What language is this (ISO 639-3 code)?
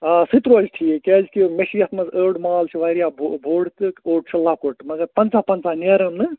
kas